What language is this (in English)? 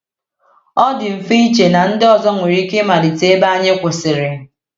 Igbo